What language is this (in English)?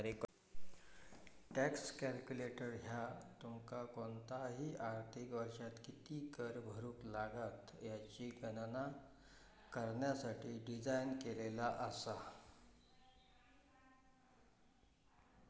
Marathi